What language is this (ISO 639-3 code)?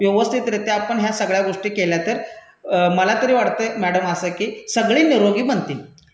mar